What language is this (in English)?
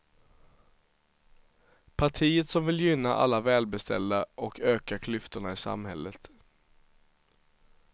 Swedish